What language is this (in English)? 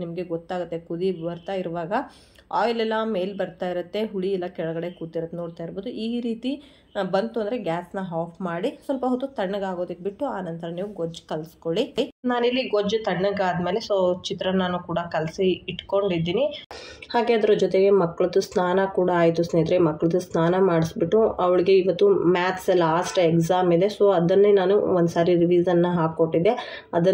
Kannada